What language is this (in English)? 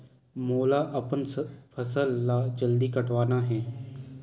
Chhattisgarhi